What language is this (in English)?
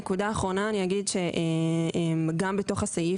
Hebrew